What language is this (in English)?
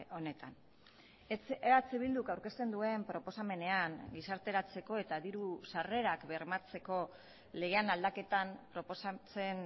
Basque